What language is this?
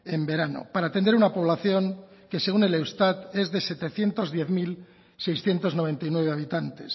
Spanish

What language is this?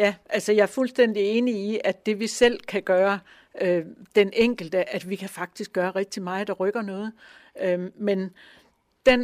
Danish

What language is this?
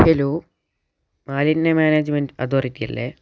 Malayalam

